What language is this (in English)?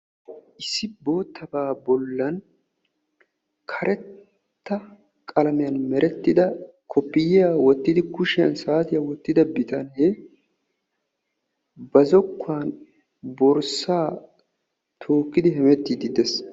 Wolaytta